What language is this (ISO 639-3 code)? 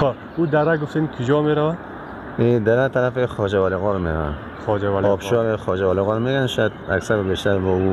fas